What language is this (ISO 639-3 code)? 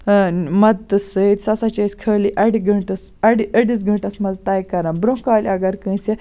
kas